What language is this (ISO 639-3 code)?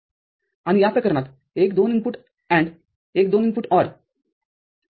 mar